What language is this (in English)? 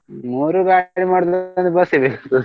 Kannada